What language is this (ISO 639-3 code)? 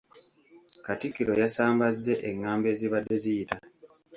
lug